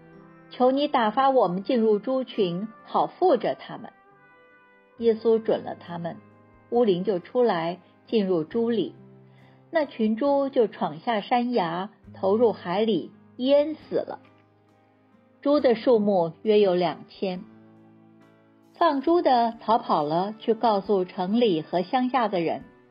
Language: Chinese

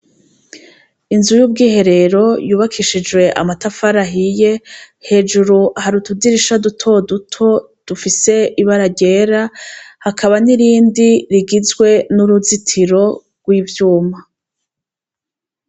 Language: Rundi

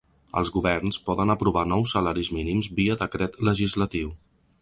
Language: Catalan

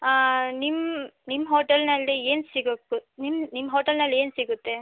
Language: Kannada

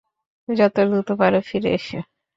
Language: Bangla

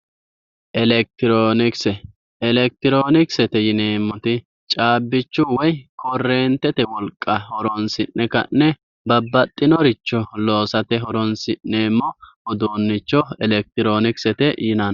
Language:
Sidamo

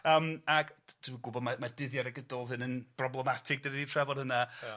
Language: Welsh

